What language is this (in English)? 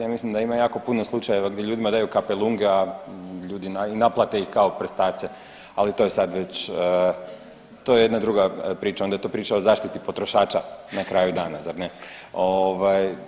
Croatian